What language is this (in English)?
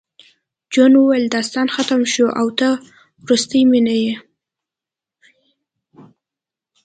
Pashto